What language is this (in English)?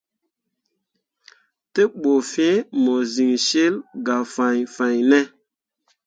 Mundang